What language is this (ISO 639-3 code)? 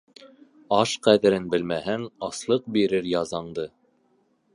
bak